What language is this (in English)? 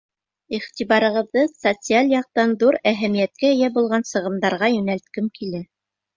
Bashkir